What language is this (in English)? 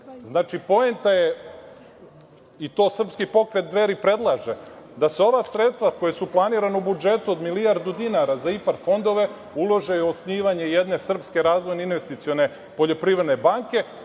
Serbian